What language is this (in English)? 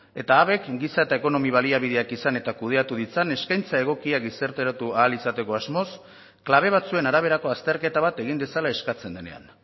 Basque